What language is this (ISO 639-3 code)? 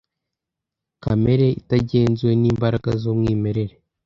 kin